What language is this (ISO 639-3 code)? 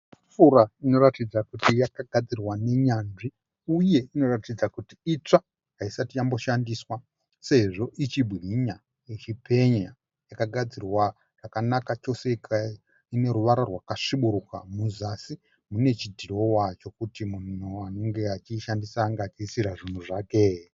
sna